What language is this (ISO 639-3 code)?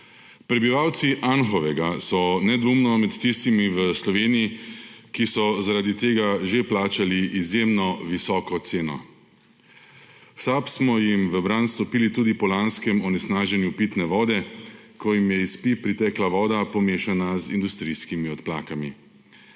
slv